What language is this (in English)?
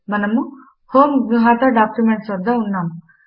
Telugu